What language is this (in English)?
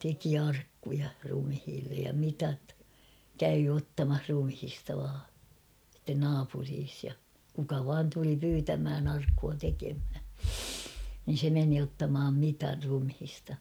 Finnish